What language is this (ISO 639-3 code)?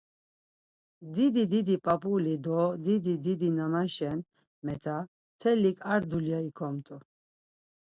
lzz